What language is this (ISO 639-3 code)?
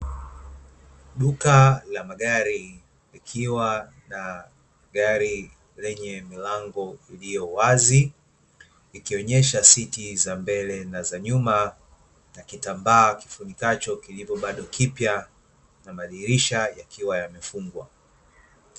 swa